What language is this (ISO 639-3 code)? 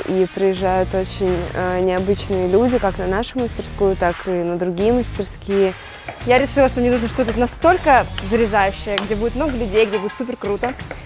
rus